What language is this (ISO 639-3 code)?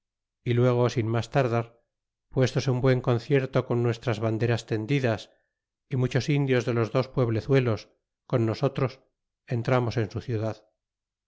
spa